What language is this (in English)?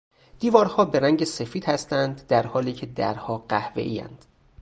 Persian